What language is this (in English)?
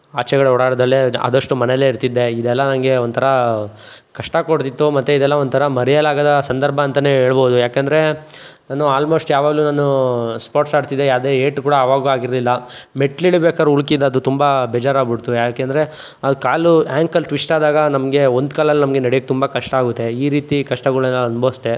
Kannada